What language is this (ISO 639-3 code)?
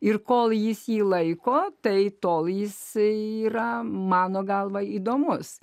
lit